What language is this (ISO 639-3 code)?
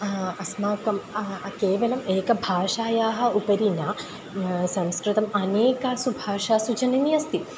san